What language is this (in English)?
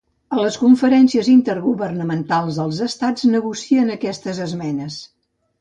Catalan